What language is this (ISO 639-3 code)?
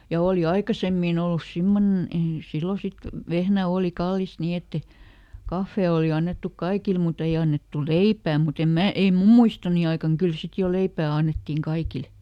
fin